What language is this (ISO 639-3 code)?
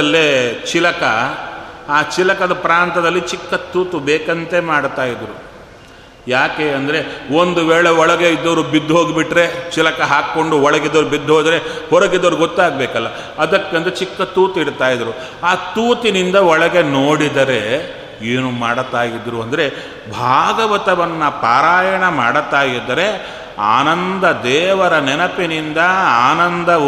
kan